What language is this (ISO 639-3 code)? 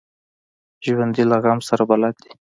pus